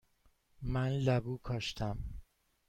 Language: Persian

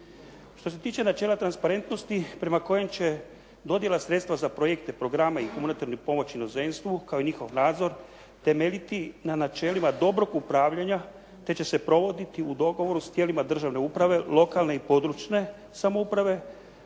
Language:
Croatian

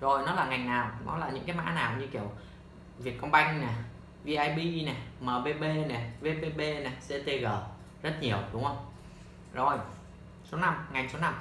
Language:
Vietnamese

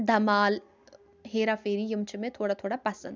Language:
Kashmiri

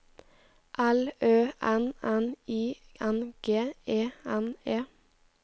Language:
Norwegian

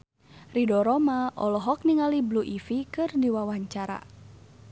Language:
Sundanese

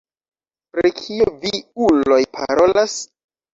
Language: Esperanto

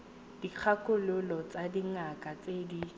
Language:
Tswana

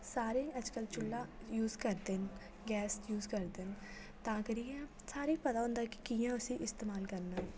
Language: Dogri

